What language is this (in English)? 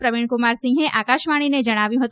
Gujarati